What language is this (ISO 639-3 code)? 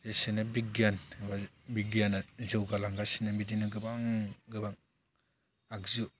brx